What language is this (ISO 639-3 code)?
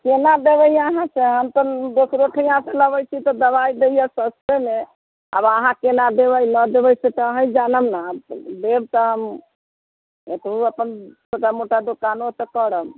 mai